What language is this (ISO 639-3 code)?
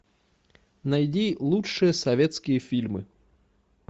rus